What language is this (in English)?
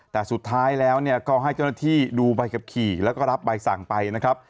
Thai